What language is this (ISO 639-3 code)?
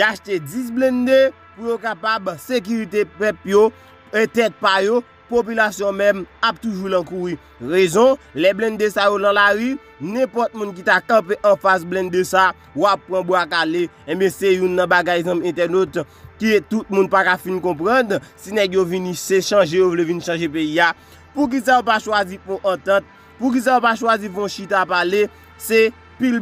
fra